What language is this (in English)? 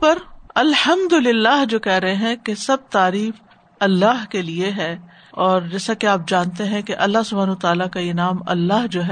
Urdu